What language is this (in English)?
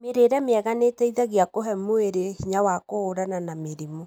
Kikuyu